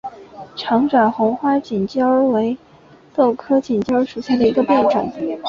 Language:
Chinese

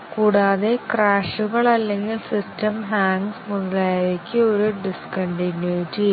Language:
Malayalam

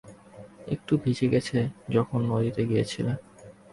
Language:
Bangla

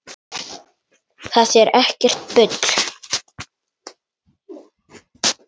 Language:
Icelandic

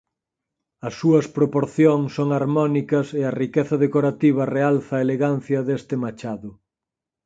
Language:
Galician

